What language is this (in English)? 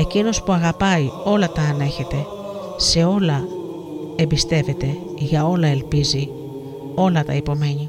Greek